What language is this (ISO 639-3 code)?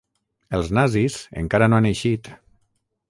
cat